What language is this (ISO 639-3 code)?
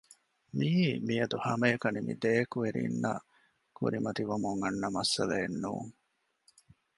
div